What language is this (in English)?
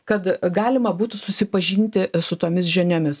Lithuanian